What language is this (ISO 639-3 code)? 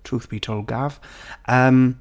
cym